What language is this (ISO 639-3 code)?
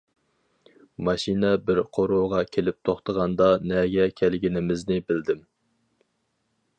uig